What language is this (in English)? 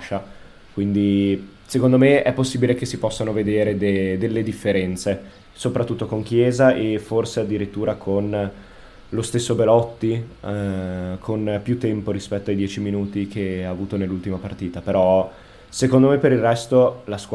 Italian